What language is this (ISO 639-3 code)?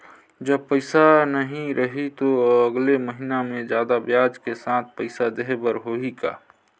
hne